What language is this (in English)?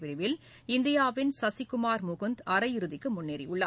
Tamil